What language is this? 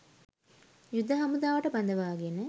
Sinhala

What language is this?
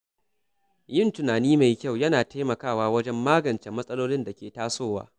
Hausa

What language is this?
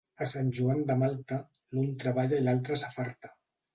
Catalan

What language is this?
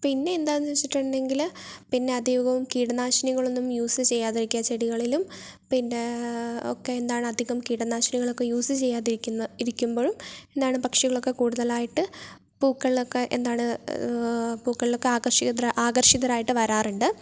Malayalam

